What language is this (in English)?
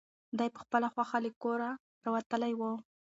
Pashto